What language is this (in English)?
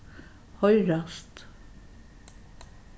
Faroese